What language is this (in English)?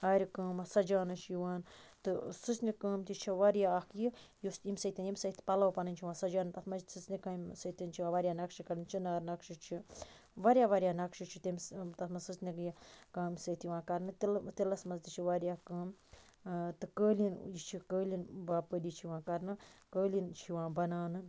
Kashmiri